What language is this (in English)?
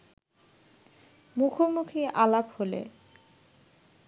Bangla